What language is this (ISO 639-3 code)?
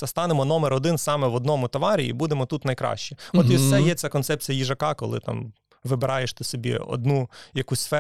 ukr